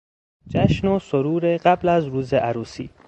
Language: Persian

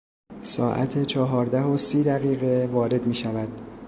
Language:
Persian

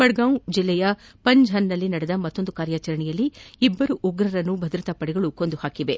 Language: Kannada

